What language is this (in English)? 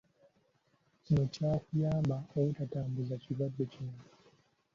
Ganda